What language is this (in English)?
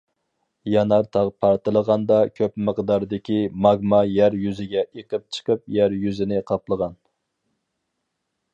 Uyghur